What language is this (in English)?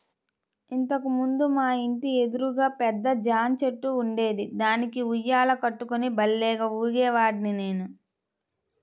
Telugu